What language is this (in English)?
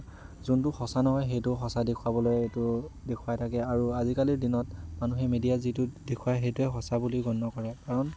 Assamese